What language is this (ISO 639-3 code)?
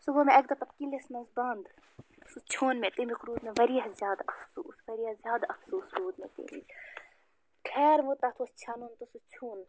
kas